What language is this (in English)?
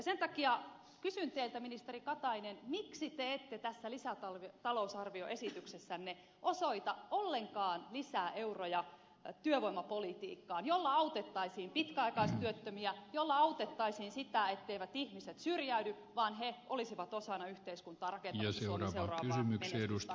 Finnish